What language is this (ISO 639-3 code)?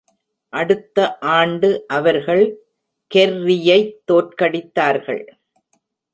tam